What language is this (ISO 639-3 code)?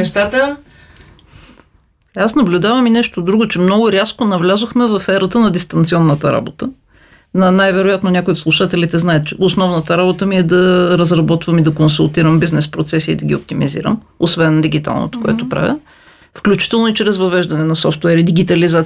bul